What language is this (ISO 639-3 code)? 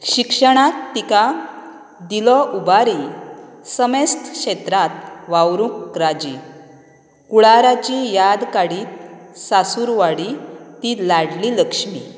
kok